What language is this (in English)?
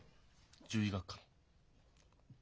Japanese